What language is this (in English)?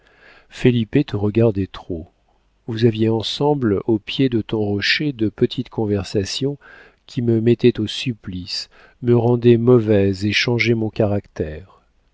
French